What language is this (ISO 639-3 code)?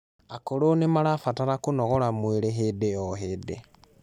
kik